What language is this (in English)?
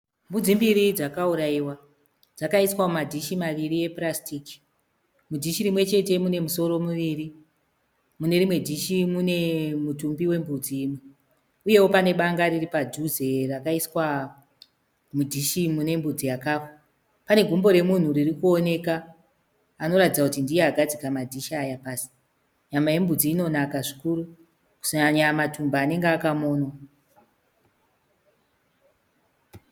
Shona